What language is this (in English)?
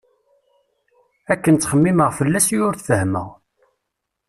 Kabyle